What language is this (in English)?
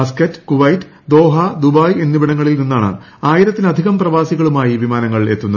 Malayalam